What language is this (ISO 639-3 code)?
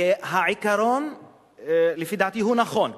heb